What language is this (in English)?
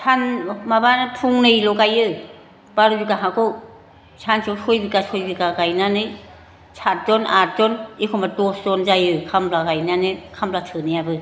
Bodo